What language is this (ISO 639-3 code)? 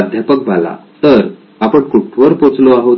mar